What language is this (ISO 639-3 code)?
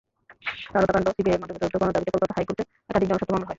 ben